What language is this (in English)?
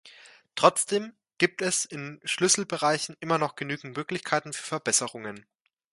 German